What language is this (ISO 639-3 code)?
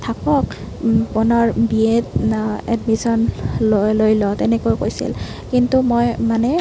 asm